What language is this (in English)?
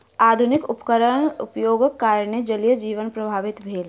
Maithili